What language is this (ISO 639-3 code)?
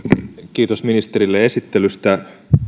fin